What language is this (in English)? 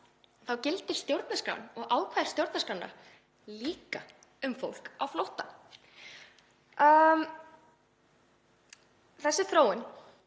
Icelandic